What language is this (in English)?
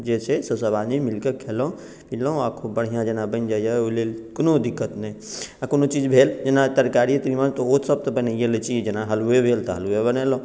Maithili